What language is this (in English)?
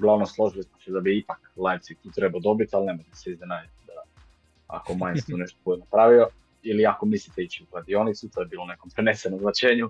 Croatian